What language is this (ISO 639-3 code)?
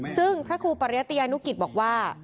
tha